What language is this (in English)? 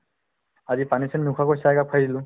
Assamese